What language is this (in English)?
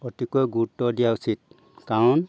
Assamese